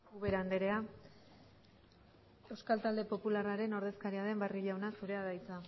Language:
Basque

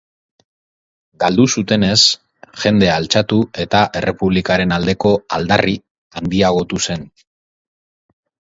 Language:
Basque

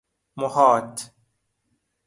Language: Persian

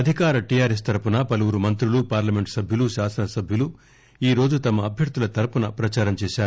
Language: Telugu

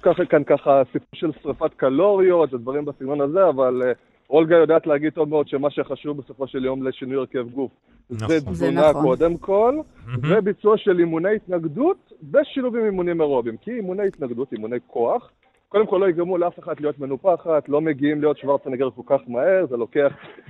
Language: Hebrew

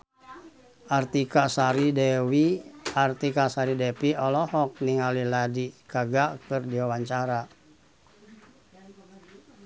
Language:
Sundanese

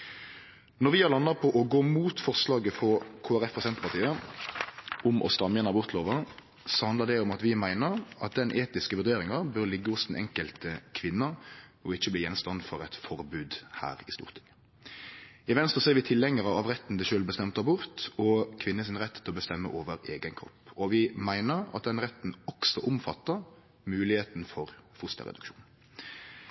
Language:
Norwegian Nynorsk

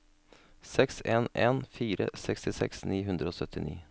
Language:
Norwegian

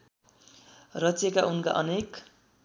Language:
Nepali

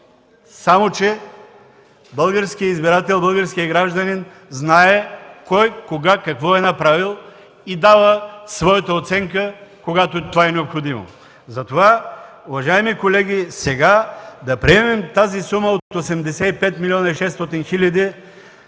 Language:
Bulgarian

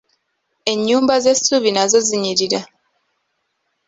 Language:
Ganda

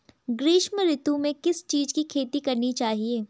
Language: Hindi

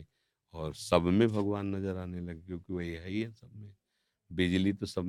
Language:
Hindi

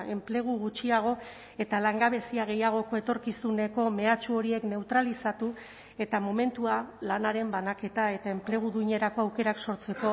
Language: Basque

